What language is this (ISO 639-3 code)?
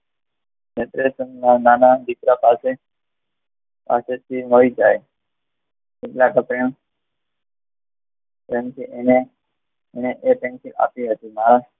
guj